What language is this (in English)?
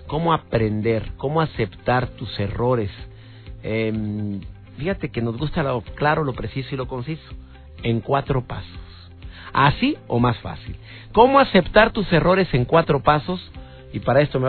Spanish